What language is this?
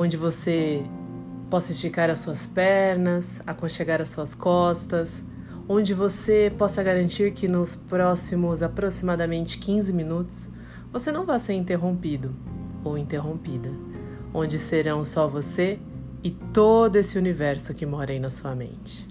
Portuguese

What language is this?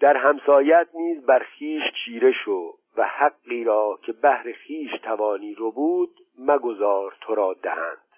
Persian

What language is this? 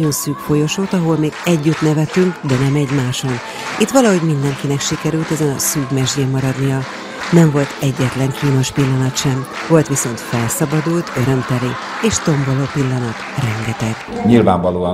Hungarian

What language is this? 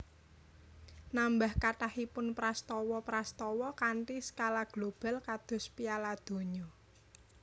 Javanese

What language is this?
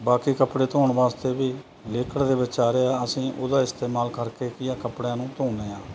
Punjabi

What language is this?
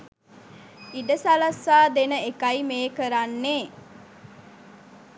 Sinhala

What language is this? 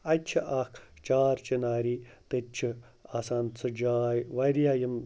Kashmiri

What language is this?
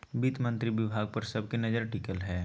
Magahi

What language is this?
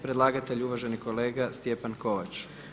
Croatian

